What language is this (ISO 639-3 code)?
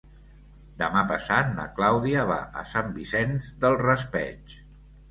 cat